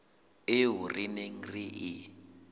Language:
Southern Sotho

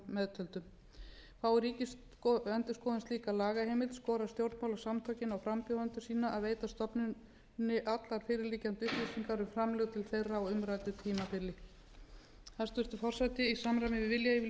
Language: Icelandic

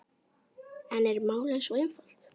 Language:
Icelandic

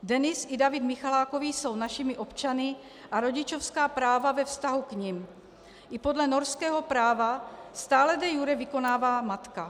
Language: Czech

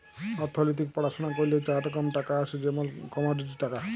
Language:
Bangla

